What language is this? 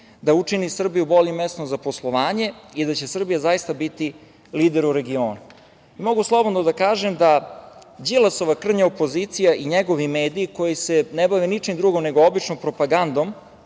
Serbian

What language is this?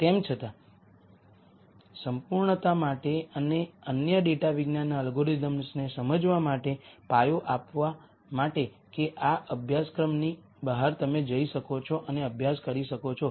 Gujarati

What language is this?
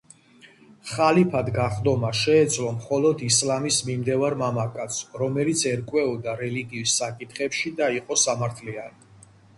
Georgian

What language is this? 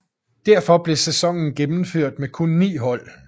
Danish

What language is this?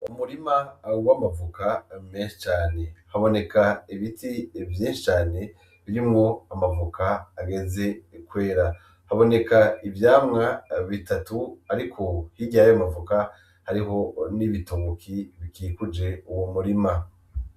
Rundi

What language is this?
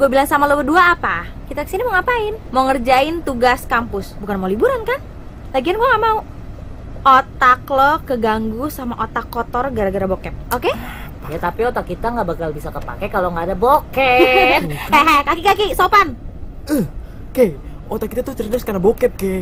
Indonesian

